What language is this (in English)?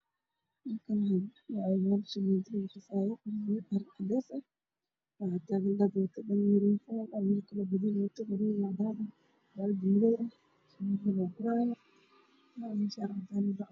Somali